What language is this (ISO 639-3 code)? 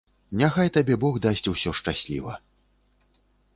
bel